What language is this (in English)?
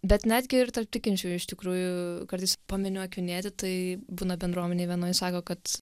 Lithuanian